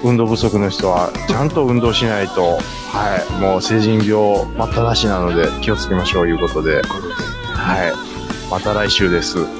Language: Japanese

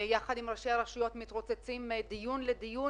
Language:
Hebrew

